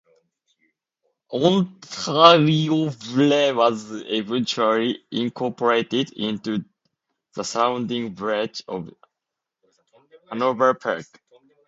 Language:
English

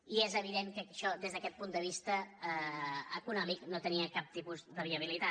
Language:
Catalan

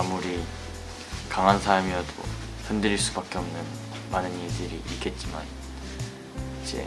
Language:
Korean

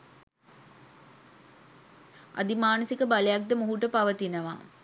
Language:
Sinhala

